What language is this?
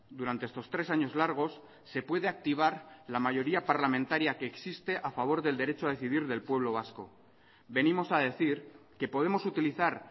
Spanish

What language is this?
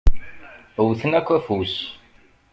Kabyle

